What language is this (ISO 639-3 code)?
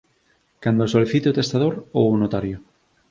glg